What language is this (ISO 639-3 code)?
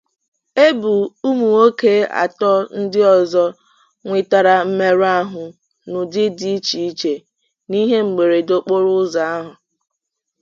ibo